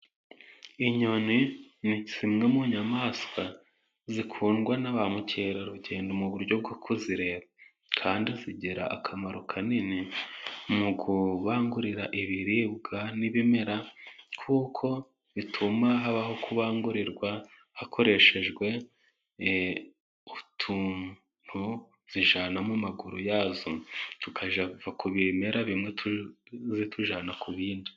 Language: Kinyarwanda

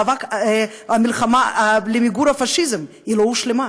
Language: Hebrew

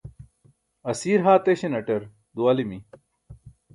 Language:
Burushaski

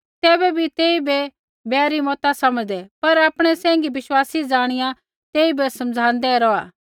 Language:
Kullu Pahari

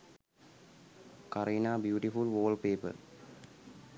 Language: Sinhala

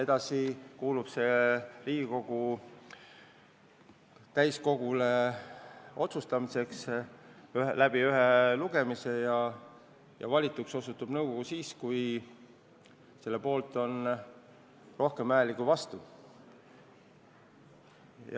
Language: Estonian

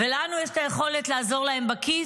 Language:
Hebrew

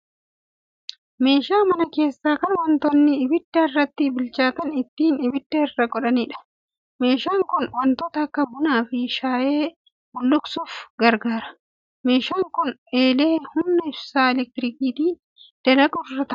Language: Oromo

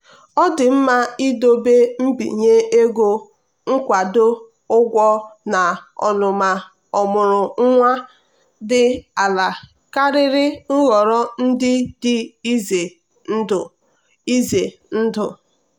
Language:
Igbo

